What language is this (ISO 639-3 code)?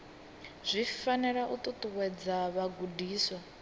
ven